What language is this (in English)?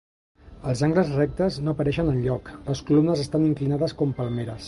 Catalan